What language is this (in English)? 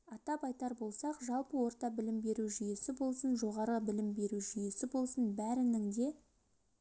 Kazakh